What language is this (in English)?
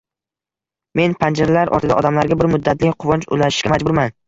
Uzbek